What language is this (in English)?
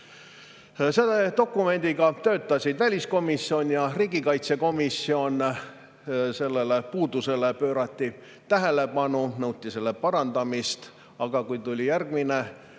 Estonian